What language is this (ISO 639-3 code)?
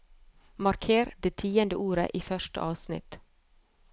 nor